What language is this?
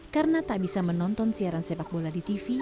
Indonesian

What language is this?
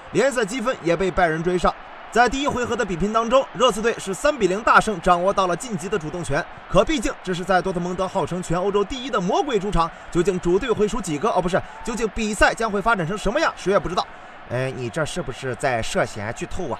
Chinese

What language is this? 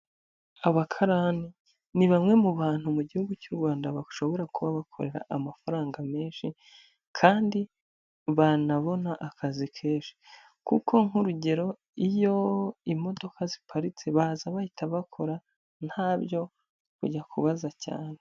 Kinyarwanda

